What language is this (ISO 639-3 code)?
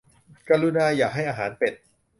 tha